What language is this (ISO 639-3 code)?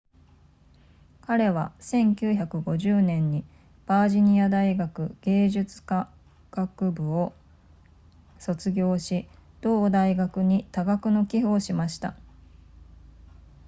jpn